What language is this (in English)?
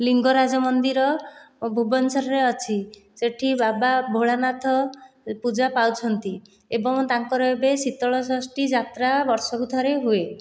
Odia